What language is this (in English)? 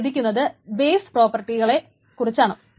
Malayalam